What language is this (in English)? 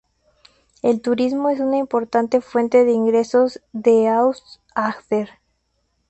Spanish